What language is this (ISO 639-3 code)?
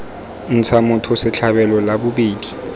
tsn